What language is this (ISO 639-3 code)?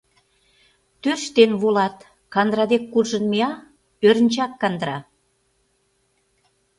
chm